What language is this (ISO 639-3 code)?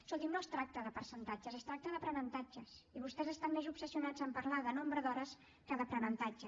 cat